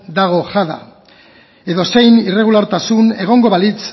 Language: Basque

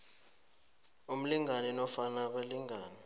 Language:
South Ndebele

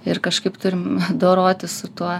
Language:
Lithuanian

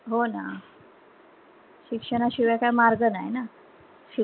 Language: Marathi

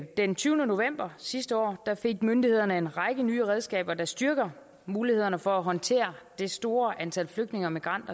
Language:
Danish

